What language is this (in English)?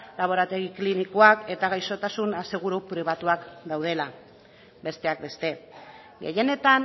Basque